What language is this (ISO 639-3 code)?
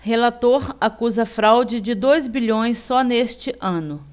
por